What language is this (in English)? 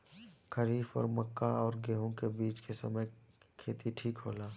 Bhojpuri